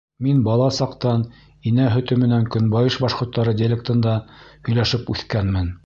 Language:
Bashkir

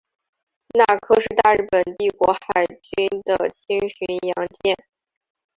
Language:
Chinese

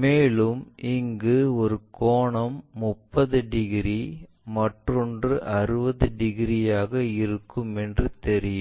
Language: Tamil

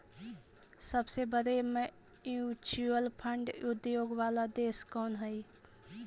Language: Magahi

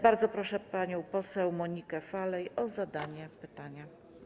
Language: Polish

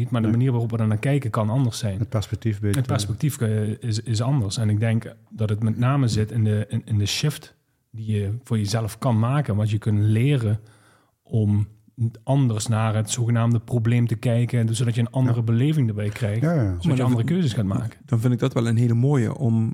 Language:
Dutch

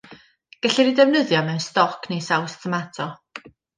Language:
Welsh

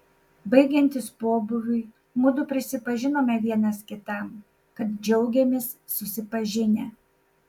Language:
Lithuanian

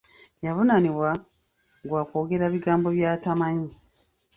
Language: Ganda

